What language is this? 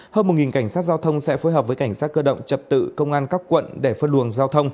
Vietnamese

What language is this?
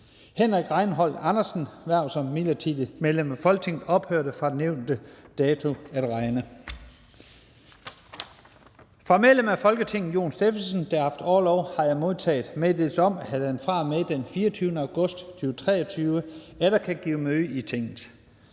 Danish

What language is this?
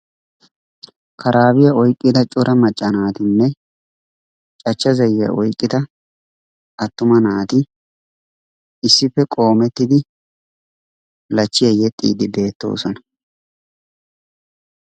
Wolaytta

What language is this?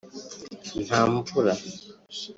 Kinyarwanda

